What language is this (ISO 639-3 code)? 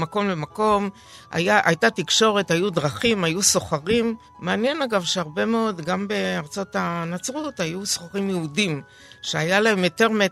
heb